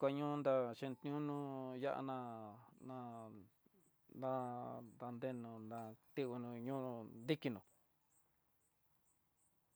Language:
Tidaá Mixtec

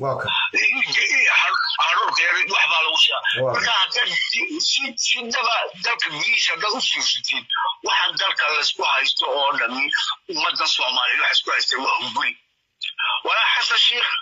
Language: Arabic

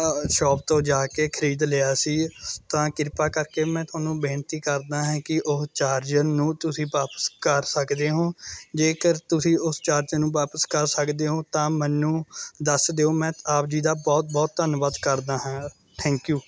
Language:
Punjabi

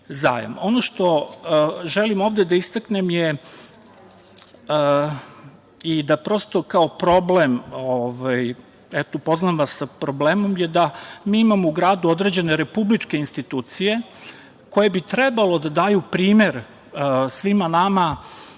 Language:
Serbian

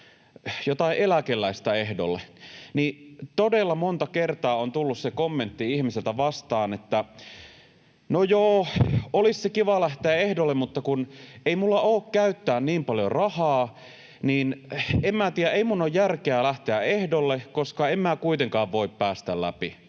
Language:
Finnish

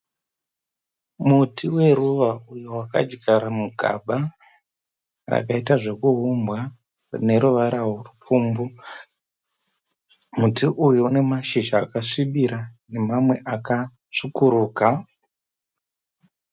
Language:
Shona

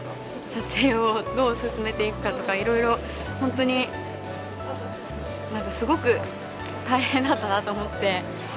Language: Japanese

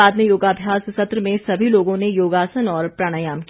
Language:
Hindi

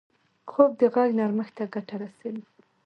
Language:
Pashto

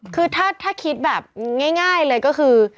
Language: Thai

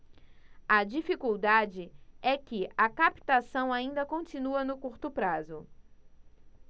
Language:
Portuguese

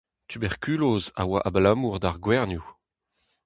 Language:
Breton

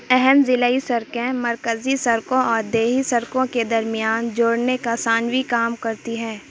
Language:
Urdu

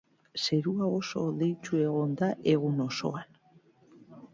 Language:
Basque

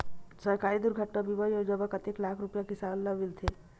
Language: Chhattisgarhi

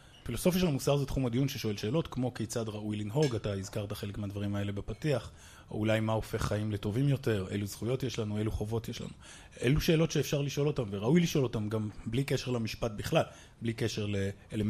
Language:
Hebrew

